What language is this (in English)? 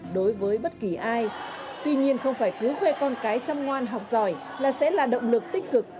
Vietnamese